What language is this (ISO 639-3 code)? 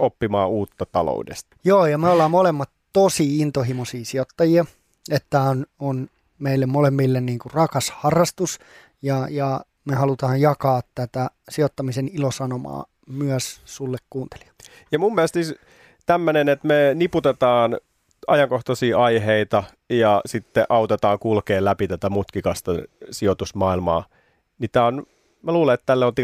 fin